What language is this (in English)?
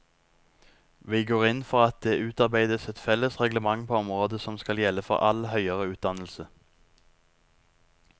Norwegian